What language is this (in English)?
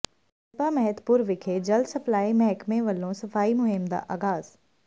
Punjabi